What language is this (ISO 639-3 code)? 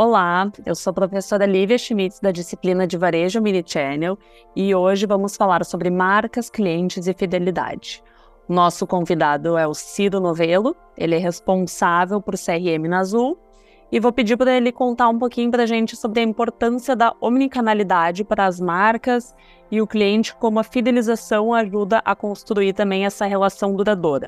por